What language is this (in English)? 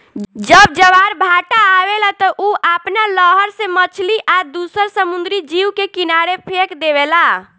Bhojpuri